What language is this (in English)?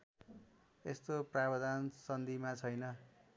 Nepali